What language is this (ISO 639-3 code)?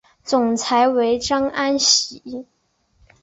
zho